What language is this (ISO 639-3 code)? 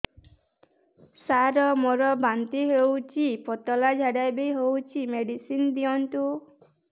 ori